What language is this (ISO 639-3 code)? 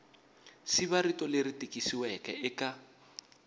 tso